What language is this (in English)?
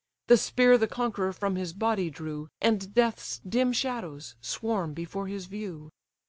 English